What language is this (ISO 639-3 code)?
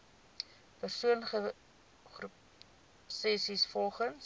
afr